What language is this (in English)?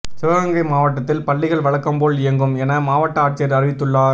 Tamil